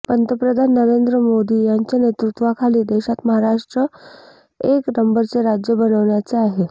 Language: Marathi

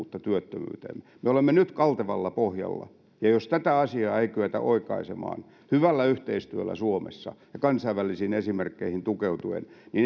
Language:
Finnish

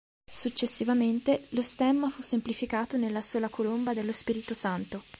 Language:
Italian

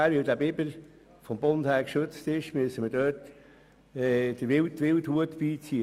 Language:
Swiss German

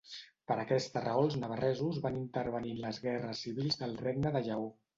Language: Catalan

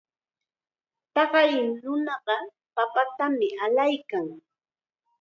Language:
Chiquián Ancash Quechua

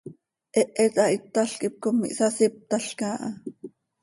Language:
Seri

